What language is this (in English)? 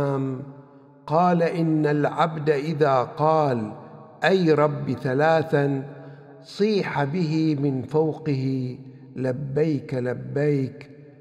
Arabic